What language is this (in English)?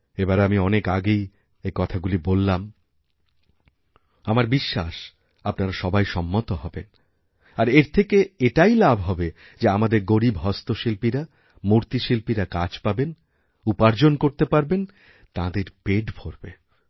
Bangla